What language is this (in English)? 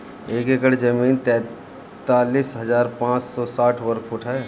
Bhojpuri